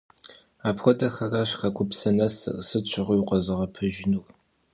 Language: Kabardian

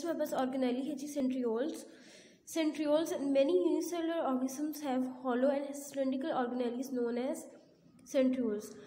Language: Hindi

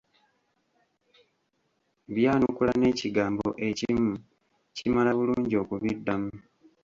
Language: Ganda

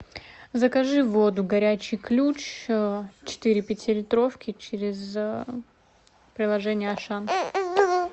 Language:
Russian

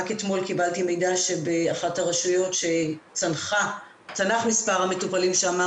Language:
Hebrew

